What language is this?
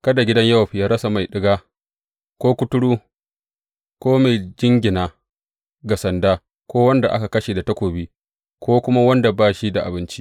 Hausa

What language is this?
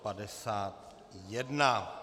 Czech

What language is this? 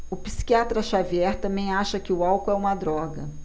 Portuguese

